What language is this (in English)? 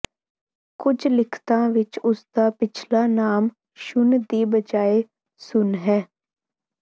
Punjabi